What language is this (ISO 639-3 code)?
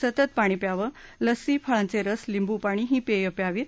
mar